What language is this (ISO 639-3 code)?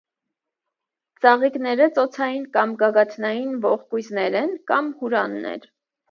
hye